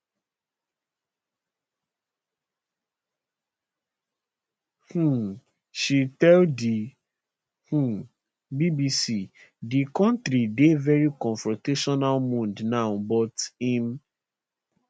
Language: Nigerian Pidgin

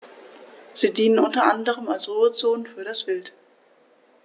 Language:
German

